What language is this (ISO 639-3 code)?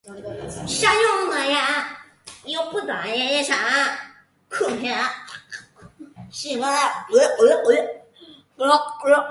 zho